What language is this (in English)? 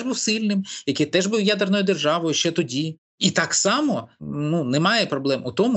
Ukrainian